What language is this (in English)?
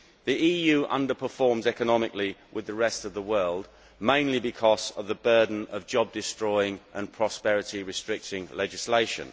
English